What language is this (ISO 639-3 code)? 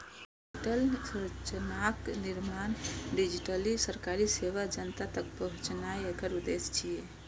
mai